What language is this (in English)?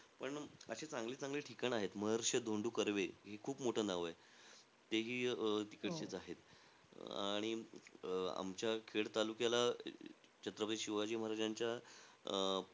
Marathi